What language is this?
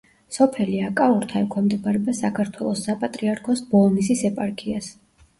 Georgian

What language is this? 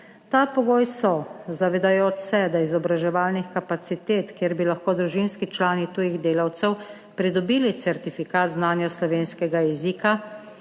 Slovenian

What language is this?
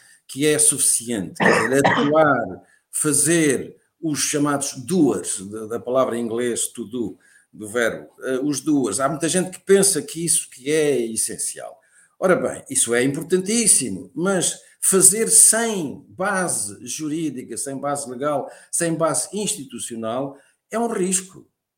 Portuguese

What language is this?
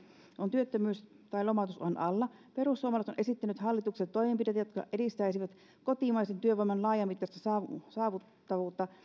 Finnish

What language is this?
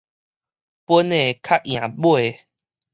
Min Nan Chinese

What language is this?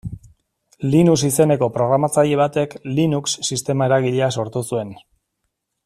Basque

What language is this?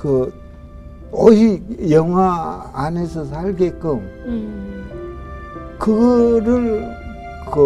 Korean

